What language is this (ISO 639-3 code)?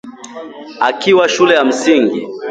swa